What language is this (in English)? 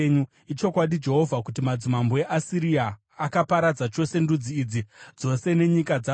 Shona